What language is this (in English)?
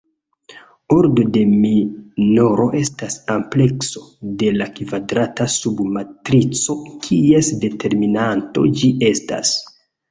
Esperanto